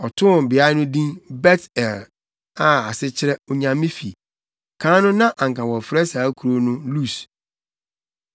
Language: Akan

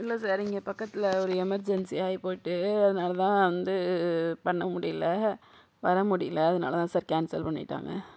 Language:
Tamil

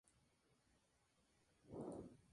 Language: Spanish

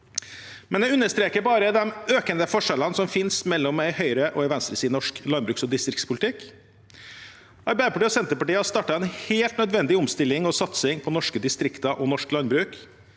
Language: Norwegian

